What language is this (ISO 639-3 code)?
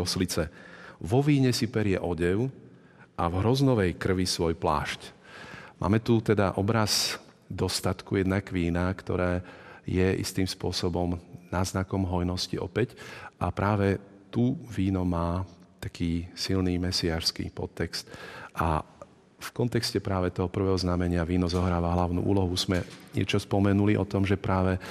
slk